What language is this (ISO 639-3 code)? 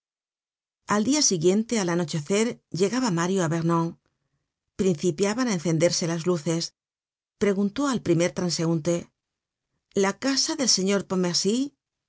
spa